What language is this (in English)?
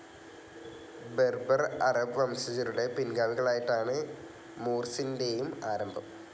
Malayalam